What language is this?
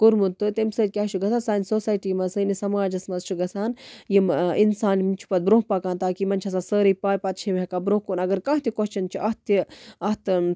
Kashmiri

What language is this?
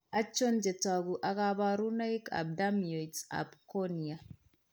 Kalenjin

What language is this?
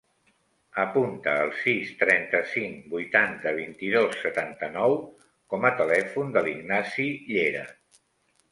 Catalan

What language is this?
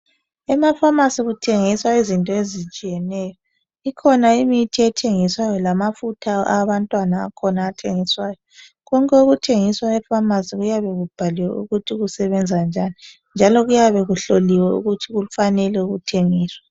North Ndebele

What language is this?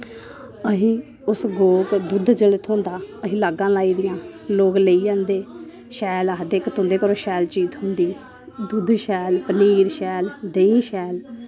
Dogri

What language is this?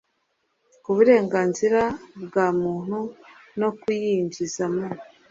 Kinyarwanda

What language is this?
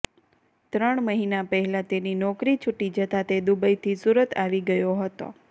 Gujarati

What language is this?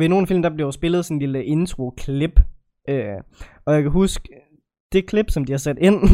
Danish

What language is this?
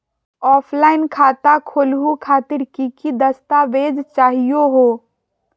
Magahi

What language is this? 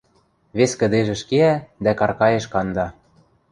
Western Mari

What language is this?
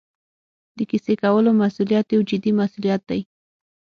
Pashto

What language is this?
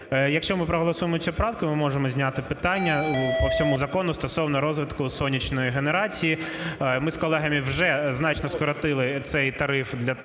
Ukrainian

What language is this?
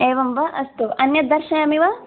Sanskrit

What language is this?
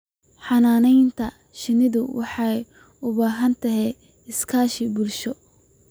Somali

